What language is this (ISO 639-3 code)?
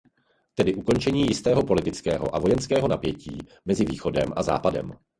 ces